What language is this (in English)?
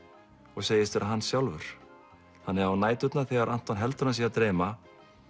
Icelandic